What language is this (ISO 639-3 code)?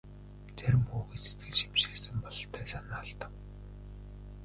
mon